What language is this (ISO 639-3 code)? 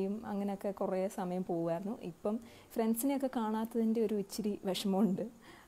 hin